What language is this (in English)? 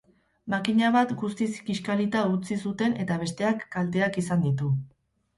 Basque